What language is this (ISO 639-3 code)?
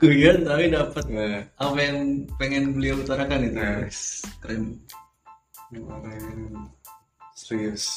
ind